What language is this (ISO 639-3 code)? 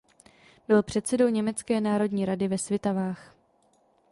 ces